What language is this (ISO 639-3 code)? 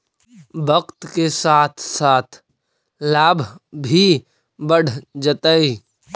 mag